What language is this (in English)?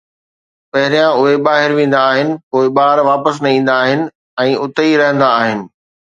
Sindhi